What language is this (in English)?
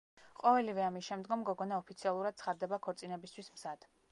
Georgian